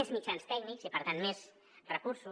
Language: Catalan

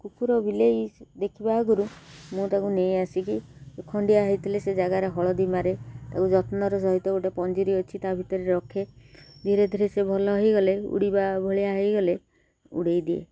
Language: Odia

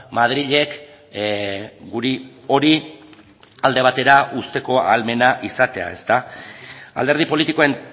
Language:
Basque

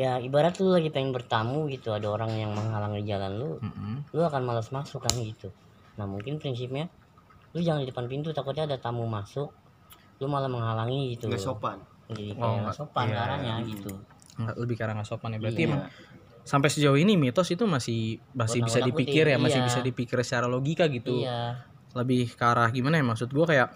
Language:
Indonesian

